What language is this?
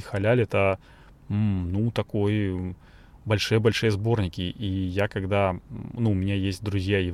Russian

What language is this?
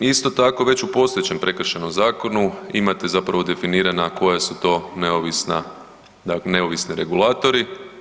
Croatian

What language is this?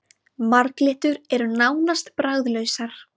Icelandic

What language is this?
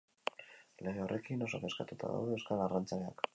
Basque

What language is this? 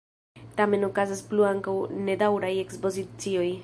Esperanto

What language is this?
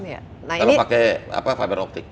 Indonesian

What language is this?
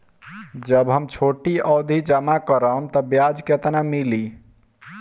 Bhojpuri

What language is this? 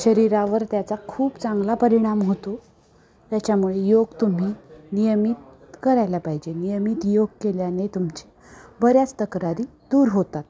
Marathi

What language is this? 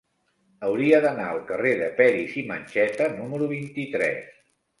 Catalan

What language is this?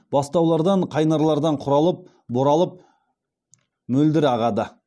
Kazakh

